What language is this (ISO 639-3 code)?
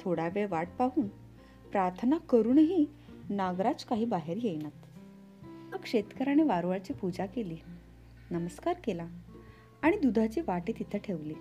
mar